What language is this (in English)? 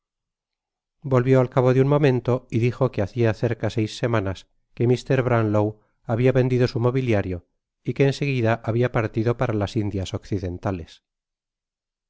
Spanish